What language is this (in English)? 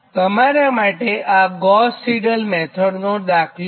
Gujarati